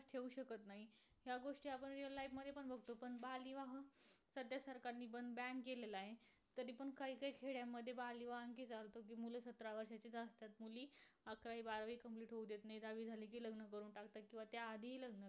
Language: Marathi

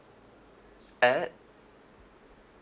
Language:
English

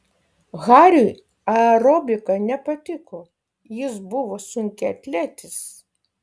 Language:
Lithuanian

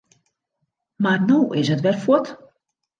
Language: Western Frisian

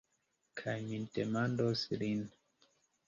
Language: Esperanto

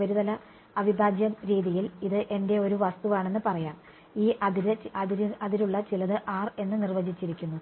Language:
Malayalam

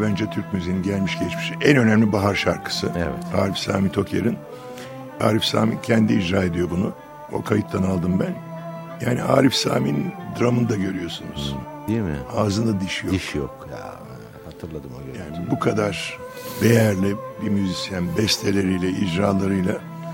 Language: Turkish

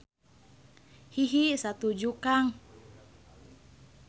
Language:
Sundanese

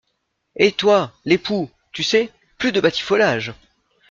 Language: French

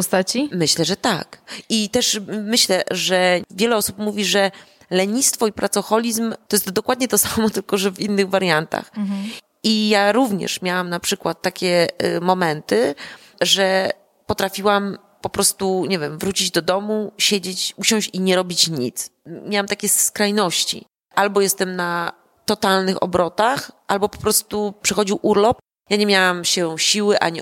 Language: Polish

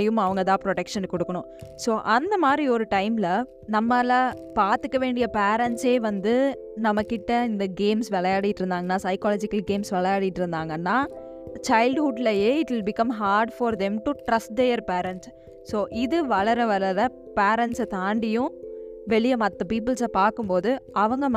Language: Tamil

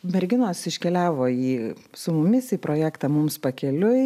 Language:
Lithuanian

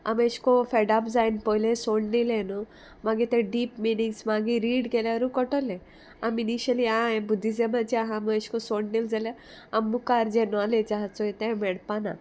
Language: Konkani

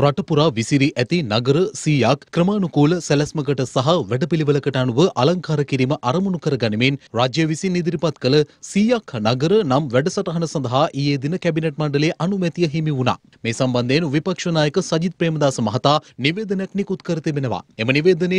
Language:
Hindi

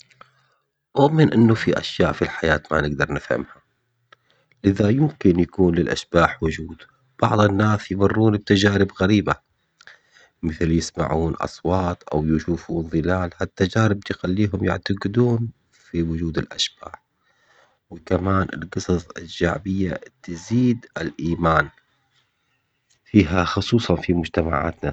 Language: Omani Arabic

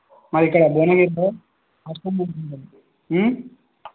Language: Telugu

